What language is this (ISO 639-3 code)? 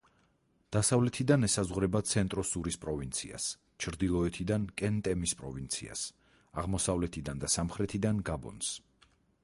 kat